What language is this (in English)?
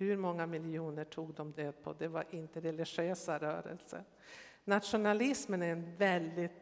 Swedish